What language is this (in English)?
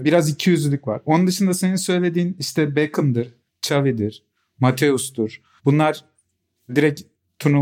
Turkish